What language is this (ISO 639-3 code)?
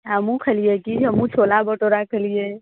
mai